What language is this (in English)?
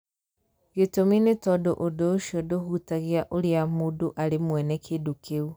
Kikuyu